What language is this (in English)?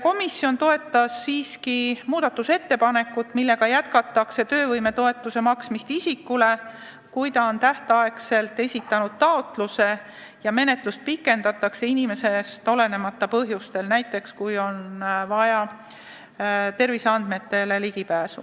Estonian